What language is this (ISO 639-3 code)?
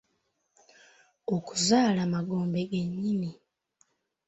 lug